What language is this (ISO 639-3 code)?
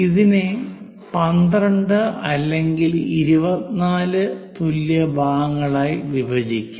mal